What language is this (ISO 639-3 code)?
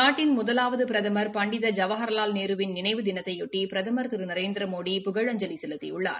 tam